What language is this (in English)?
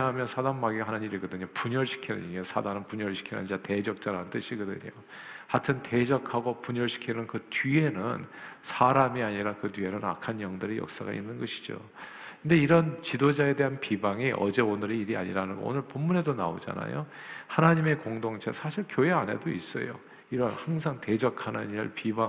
Korean